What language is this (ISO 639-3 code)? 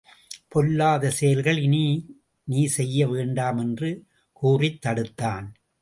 tam